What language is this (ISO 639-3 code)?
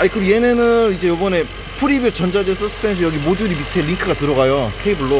kor